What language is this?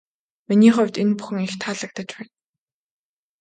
Mongolian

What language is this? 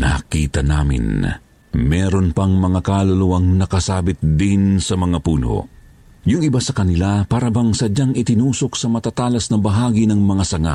Filipino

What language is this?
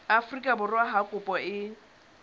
Southern Sotho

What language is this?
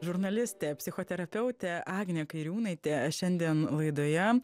Lithuanian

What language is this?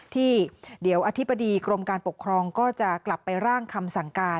Thai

